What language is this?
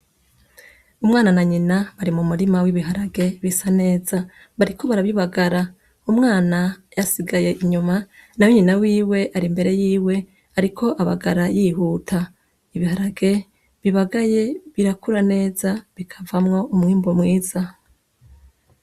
Rundi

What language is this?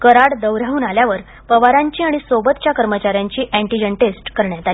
Marathi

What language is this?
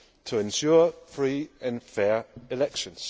English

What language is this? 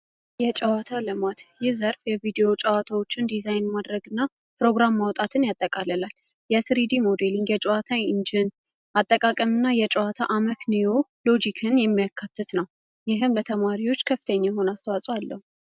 Amharic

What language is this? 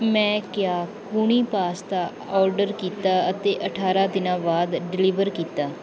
Punjabi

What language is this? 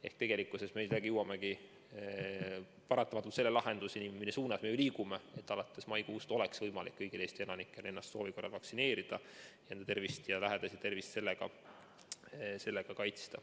Estonian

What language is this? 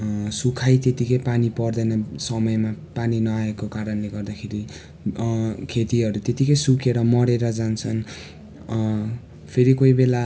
Nepali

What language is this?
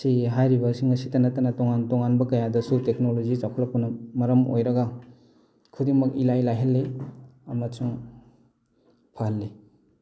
Manipuri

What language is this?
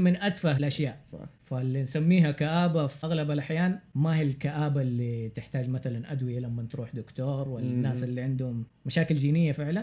Arabic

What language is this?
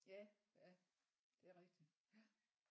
Danish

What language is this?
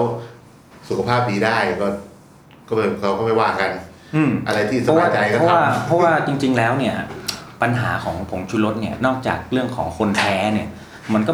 Thai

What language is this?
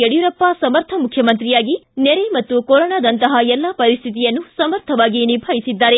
Kannada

